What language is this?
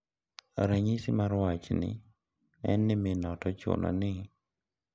Luo (Kenya and Tanzania)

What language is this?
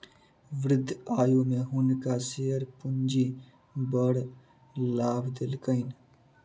Maithili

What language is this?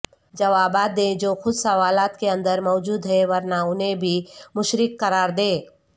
Urdu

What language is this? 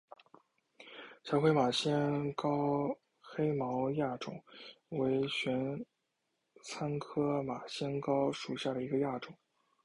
Chinese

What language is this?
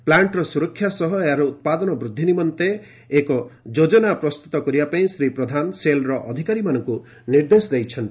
Odia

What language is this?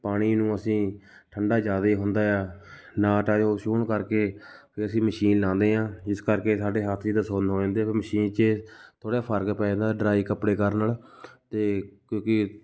Punjabi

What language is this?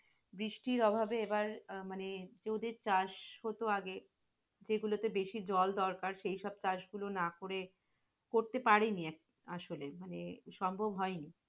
Bangla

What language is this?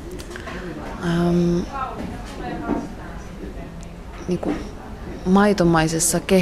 Finnish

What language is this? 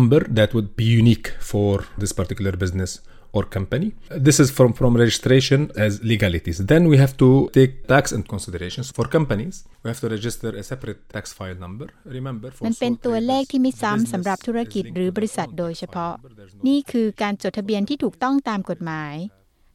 Thai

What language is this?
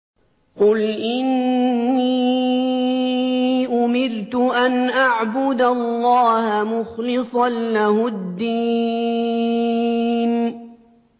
Arabic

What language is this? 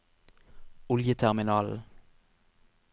Norwegian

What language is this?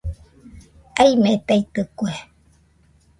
Nüpode Huitoto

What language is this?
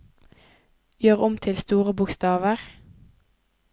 Norwegian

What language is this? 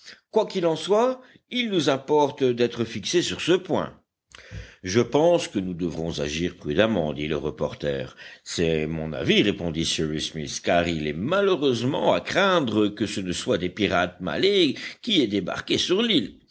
French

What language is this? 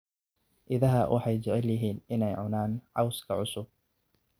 Somali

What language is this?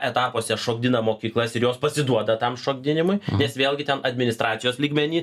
Lithuanian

